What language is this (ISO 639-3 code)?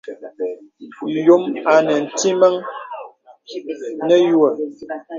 beb